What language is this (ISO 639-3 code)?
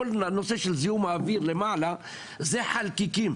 heb